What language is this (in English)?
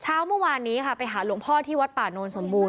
Thai